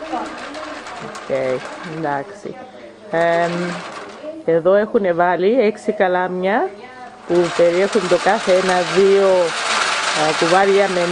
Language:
Greek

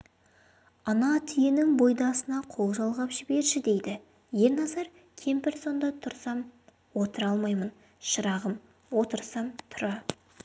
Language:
Kazakh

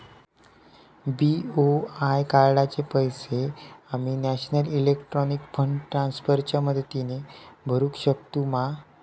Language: Marathi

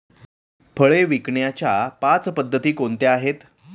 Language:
Marathi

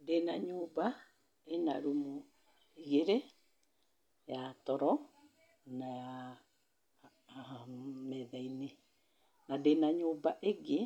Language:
Kikuyu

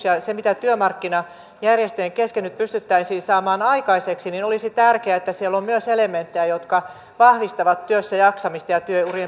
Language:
Finnish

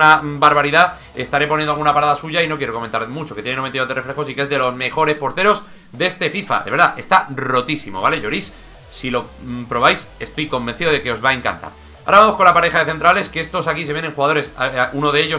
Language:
Spanish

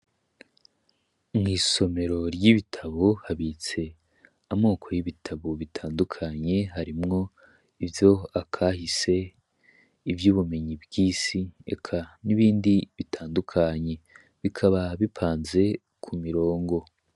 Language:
Rundi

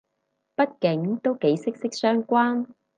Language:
Cantonese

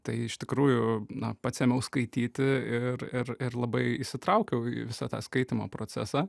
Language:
Lithuanian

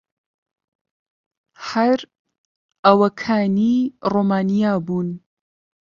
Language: Central Kurdish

